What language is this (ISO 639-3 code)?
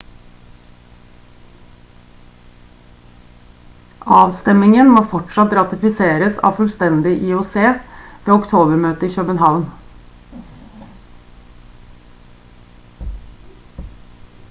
nob